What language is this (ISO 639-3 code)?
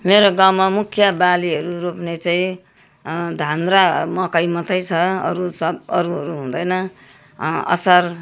nep